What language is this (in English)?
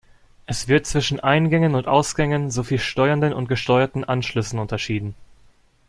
German